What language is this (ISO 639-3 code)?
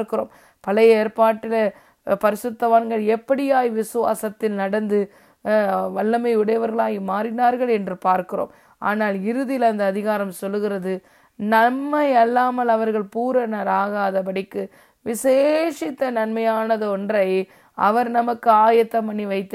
tam